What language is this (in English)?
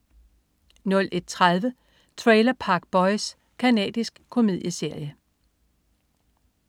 Danish